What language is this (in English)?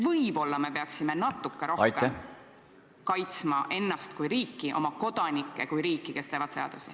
Estonian